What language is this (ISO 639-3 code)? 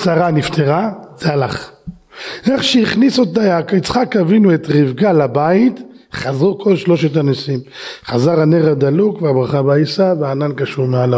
heb